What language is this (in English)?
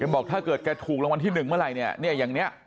Thai